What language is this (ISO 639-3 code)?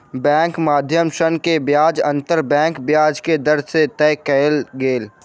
mai